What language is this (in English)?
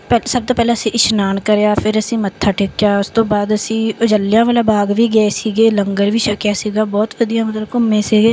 Punjabi